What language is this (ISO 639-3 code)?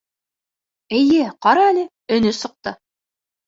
bak